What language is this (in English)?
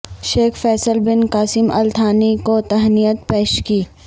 Urdu